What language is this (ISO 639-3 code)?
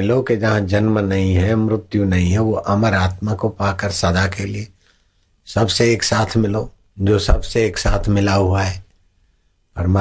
hin